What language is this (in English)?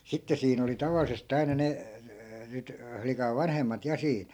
Finnish